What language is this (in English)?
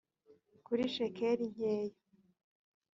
Kinyarwanda